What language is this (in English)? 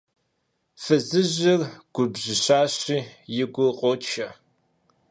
Kabardian